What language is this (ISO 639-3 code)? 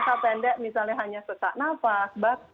ind